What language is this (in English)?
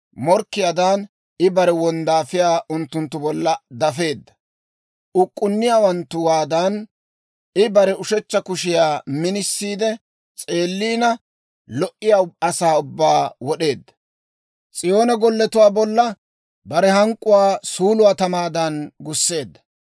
Dawro